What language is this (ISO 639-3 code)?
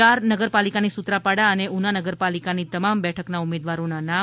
guj